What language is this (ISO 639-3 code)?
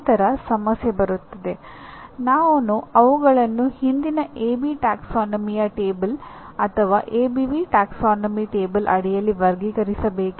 kan